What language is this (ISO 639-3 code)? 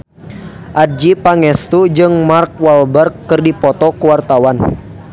sun